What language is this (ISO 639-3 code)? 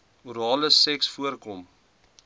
afr